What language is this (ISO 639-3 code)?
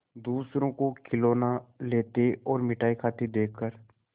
hin